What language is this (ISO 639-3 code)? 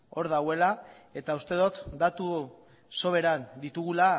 eus